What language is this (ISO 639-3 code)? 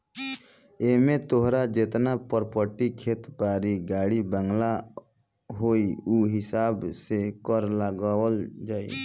bho